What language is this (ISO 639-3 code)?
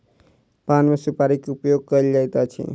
mai